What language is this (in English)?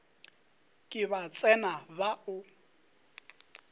Northern Sotho